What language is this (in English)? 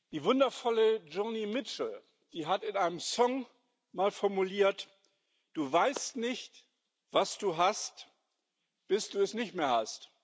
German